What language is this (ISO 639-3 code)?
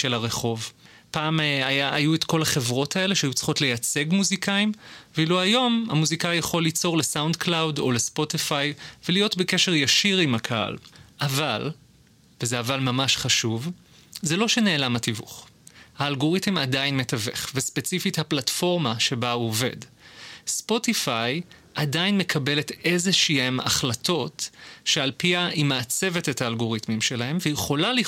heb